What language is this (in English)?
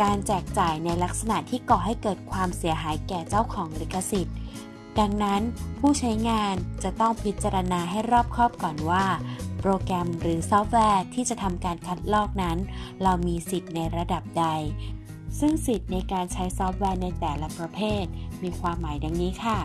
Thai